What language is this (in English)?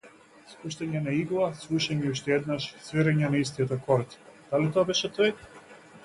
Macedonian